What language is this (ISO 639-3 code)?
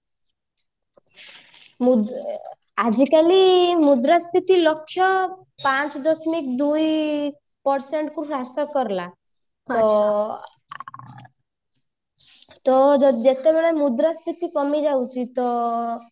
ori